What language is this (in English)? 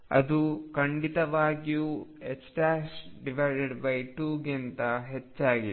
Kannada